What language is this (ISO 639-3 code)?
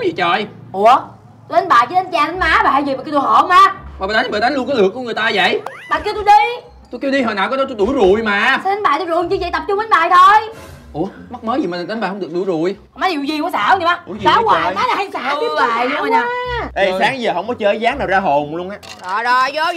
vie